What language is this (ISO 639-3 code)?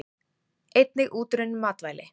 isl